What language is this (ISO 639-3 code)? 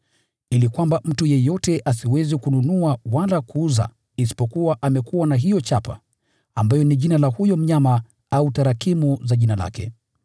swa